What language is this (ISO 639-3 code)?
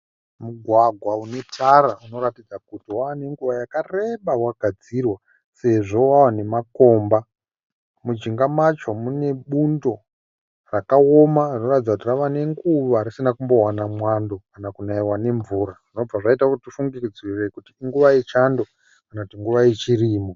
sna